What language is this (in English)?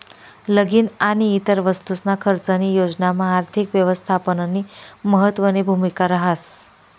Marathi